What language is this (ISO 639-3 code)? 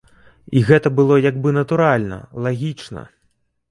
bel